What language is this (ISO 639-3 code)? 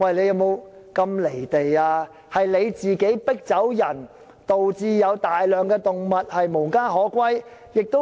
yue